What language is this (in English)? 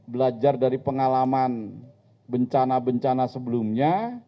Indonesian